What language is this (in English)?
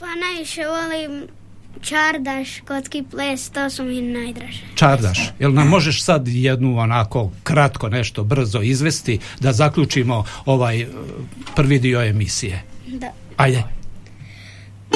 Croatian